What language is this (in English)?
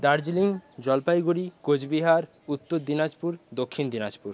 Bangla